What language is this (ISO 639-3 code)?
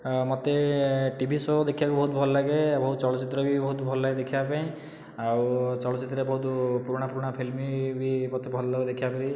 ori